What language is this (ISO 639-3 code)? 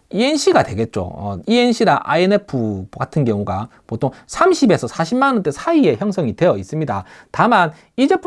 kor